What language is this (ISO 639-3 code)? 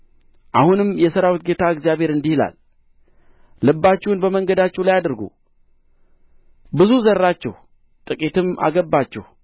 amh